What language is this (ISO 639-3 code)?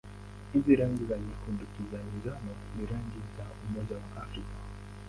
swa